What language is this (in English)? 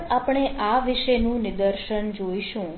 Gujarati